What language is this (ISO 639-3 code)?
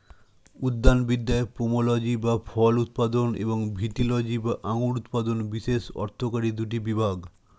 ben